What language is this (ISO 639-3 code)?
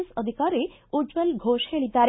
kan